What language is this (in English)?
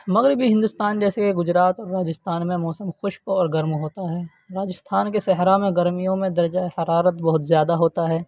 Urdu